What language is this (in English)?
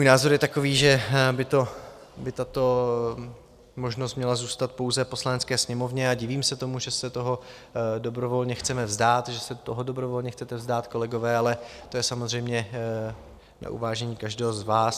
Czech